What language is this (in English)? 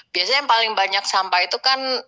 Indonesian